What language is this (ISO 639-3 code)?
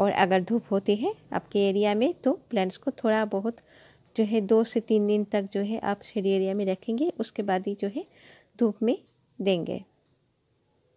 hin